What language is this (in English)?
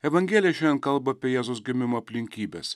Lithuanian